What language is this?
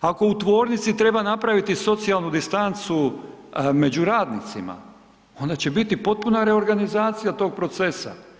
Croatian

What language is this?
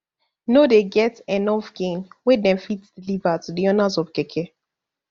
Nigerian Pidgin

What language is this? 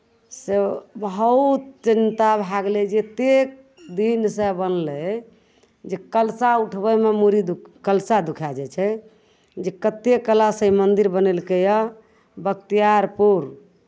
Maithili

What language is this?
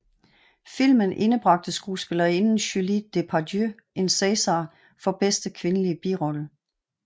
Danish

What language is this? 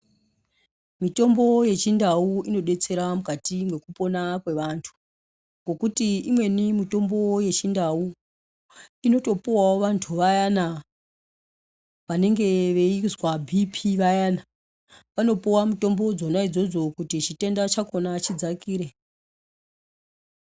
Ndau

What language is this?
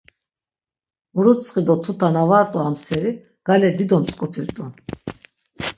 Laz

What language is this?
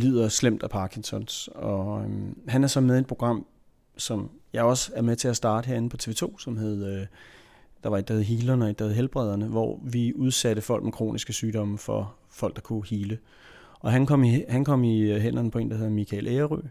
Danish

